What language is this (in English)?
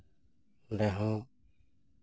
Santali